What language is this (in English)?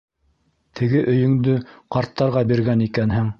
Bashkir